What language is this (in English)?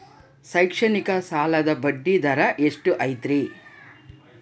Kannada